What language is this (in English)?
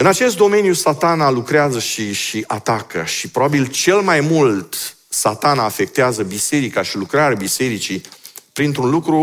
Romanian